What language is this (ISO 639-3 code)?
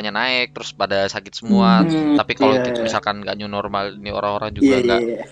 ind